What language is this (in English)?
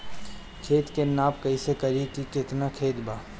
Bhojpuri